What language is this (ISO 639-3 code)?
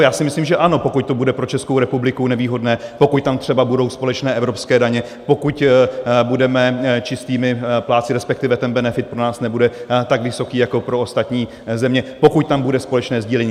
ces